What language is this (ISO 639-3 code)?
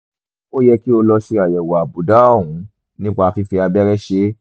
yor